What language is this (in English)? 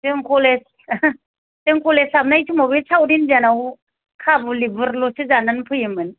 Bodo